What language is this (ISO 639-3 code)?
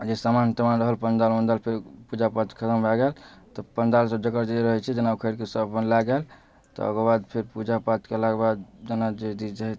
mai